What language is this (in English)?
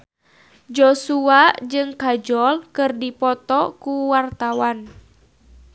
Sundanese